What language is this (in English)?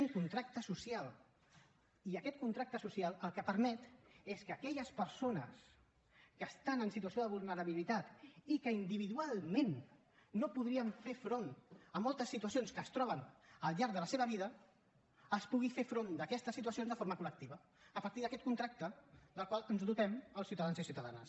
Catalan